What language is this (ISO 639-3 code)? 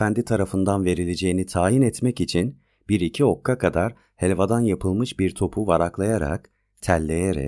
tur